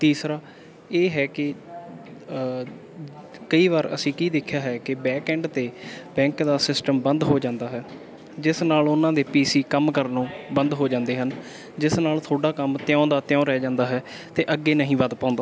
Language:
Punjabi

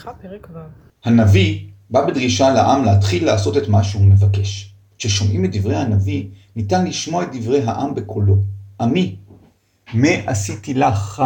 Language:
Hebrew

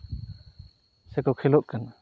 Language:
Santali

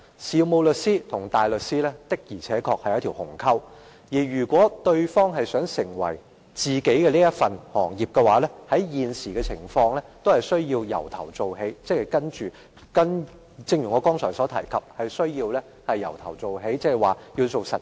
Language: Cantonese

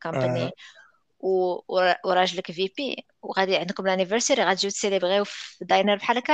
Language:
Arabic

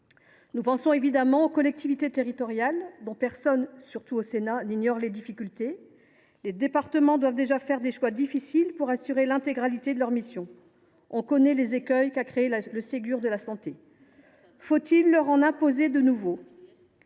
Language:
French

